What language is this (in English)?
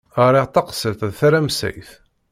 Kabyle